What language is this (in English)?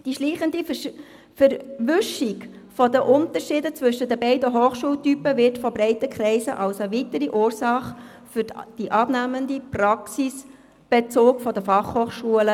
Swiss German